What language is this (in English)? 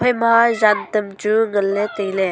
Wancho Naga